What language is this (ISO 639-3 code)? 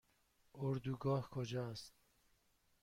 fas